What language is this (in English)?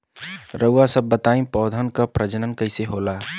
Bhojpuri